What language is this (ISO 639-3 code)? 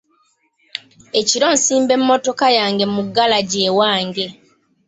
lug